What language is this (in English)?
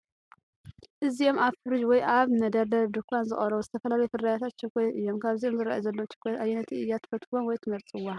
Tigrinya